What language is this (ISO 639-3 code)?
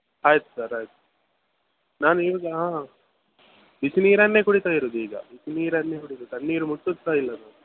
kan